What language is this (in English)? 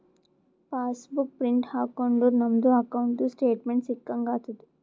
Kannada